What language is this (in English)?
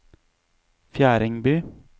Norwegian